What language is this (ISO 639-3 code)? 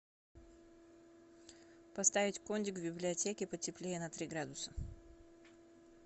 rus